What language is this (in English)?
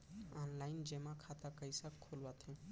Chhattisgarhi